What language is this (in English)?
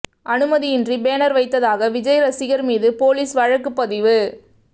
Tamil